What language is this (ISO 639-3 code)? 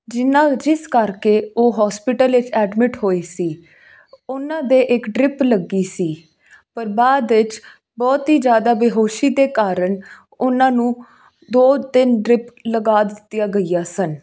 pan